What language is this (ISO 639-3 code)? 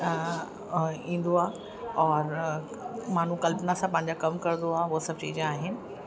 snd